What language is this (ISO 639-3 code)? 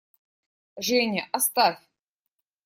rus